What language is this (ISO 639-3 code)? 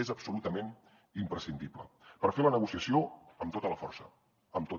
cat